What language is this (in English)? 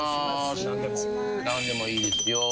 Japanese